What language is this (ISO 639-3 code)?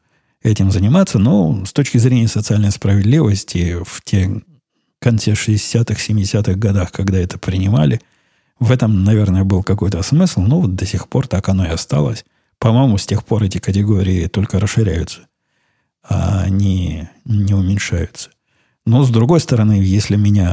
rus